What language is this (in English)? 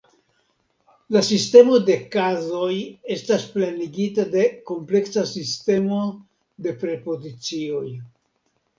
Esperanto